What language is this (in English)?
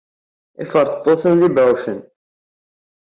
Kabyle